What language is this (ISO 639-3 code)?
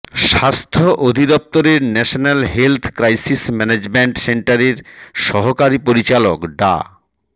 ben